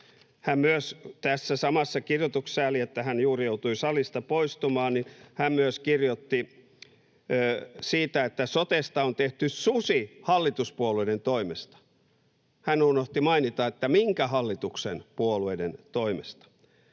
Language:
Finnish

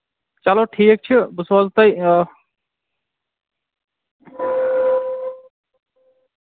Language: Kashmiri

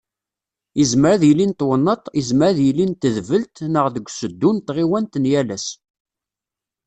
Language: Kabyle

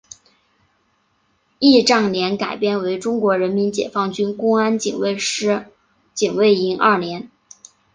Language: Chinese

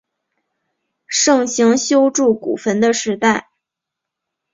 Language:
Chinese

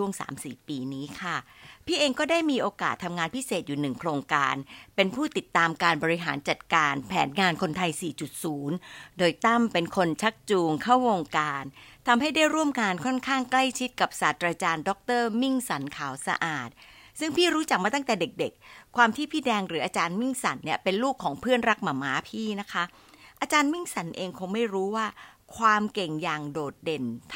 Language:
Thai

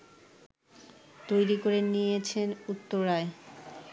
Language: Bangla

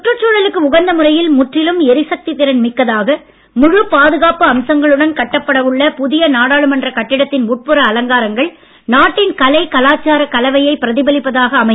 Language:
Tamil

